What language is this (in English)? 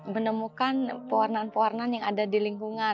Indonesian